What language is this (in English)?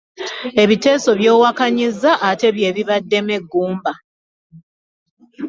Ganda